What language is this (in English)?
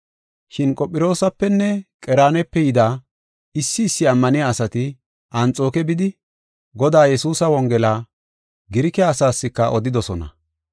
Gofa